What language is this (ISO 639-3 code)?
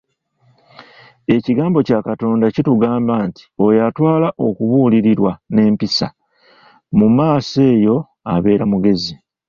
lug